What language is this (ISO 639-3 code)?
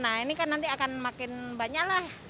ind